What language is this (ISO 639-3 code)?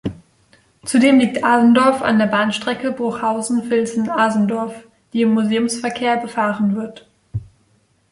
deu